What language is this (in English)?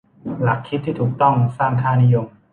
Thai